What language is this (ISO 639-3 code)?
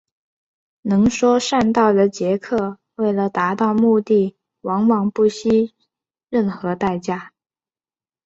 zho